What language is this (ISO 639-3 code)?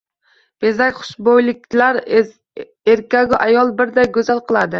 uzb